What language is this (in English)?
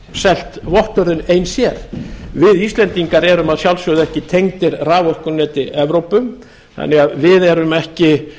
Icelandic